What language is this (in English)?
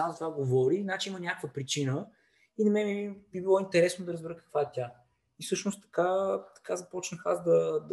Bulgarian